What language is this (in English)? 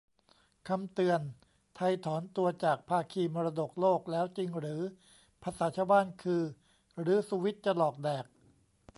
Thai